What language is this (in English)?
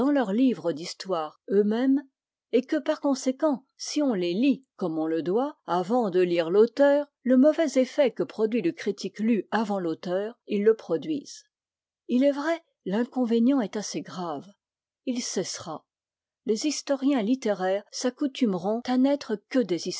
French